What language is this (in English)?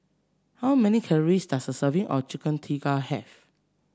English